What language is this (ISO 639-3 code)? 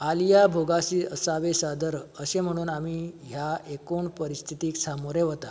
kok